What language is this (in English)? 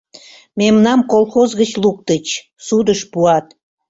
Mari